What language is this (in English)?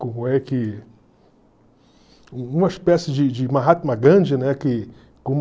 Portuguese